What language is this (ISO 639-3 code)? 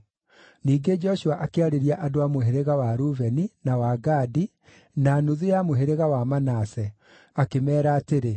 kik